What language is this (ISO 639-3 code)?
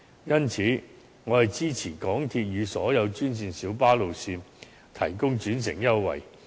yue